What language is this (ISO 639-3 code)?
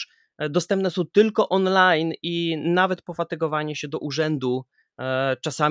pol